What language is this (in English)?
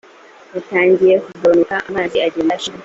Kinyarwanda